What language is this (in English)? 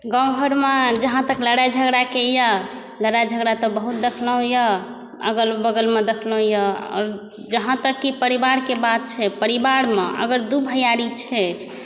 Maithili